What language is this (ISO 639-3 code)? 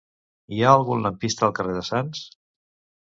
cat